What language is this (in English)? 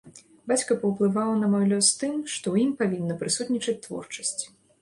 Belarusian